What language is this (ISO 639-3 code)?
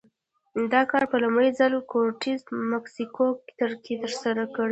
pus